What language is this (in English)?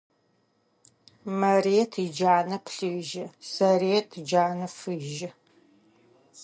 Adyghe